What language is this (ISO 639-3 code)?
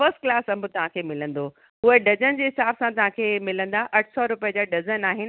snd